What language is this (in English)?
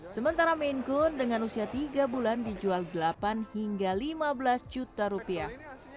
Indonesian